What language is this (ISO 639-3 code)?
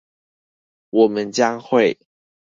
zho